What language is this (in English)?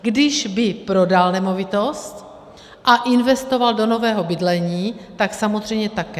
Czech